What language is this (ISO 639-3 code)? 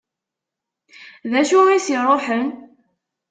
kab